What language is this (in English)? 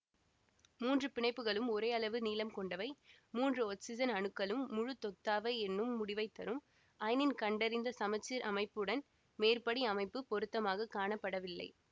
Tamil